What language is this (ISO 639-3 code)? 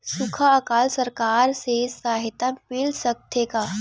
hne